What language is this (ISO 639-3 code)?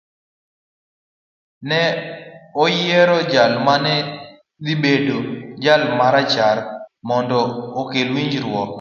luo